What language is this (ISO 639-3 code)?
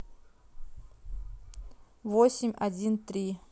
rus